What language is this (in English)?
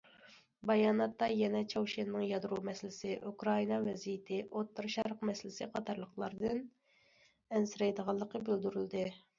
Uyghur